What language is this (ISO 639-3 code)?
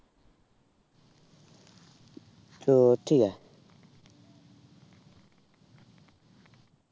ben